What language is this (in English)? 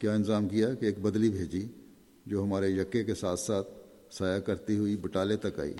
Urdu